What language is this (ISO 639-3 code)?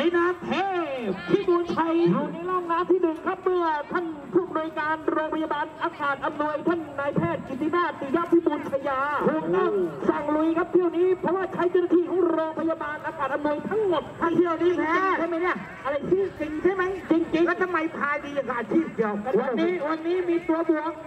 tha